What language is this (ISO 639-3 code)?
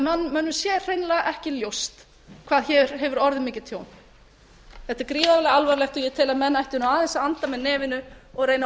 isl